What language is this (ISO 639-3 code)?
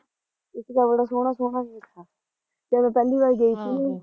pan